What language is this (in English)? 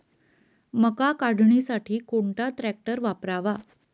Marathi